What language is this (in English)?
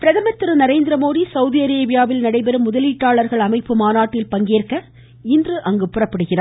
Tamil